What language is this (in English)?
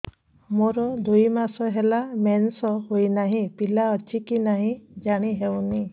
Odia